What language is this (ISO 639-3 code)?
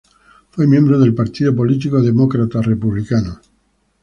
spa